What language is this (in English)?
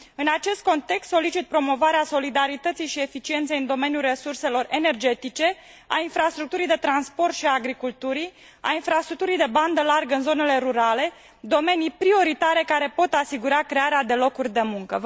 Romanian